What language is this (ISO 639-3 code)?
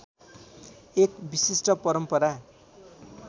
nep